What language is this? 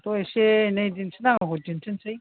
Bodo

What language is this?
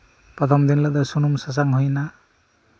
Santali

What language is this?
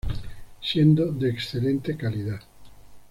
Spanish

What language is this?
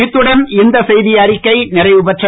Tamil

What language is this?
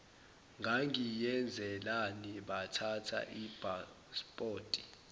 Zulu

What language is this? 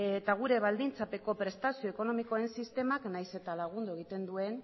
Basque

